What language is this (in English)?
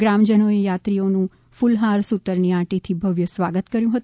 Gujarati